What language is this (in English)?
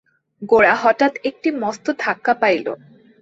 Bangla